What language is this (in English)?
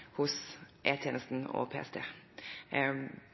Norwegian Bokmål